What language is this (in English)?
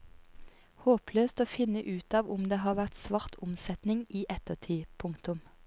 Norwegian